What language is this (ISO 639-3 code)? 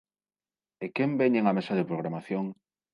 glg